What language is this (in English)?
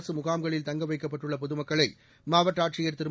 Tamil